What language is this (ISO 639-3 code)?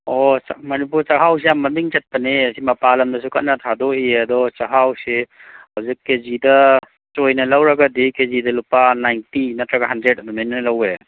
mni